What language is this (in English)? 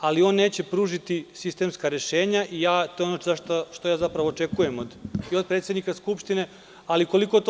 Serbian